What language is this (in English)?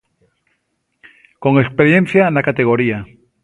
Galician